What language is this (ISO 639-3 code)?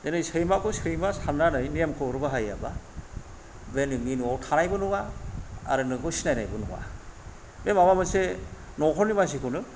brx